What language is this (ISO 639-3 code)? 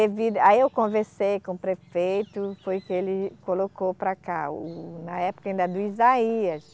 por